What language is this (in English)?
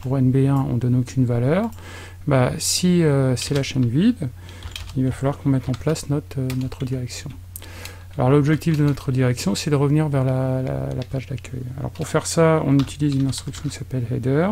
French